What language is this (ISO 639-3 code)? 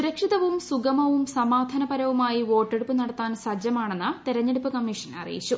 mal